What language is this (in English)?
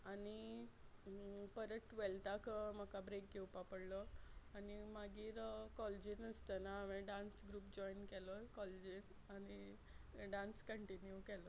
Konkani